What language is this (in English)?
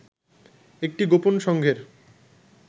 Bangla